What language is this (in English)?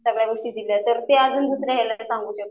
Marathi